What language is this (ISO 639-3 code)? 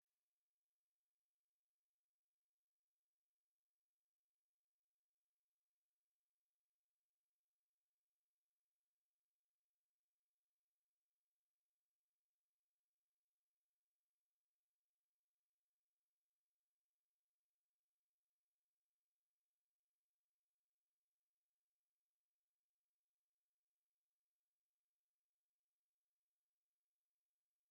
kin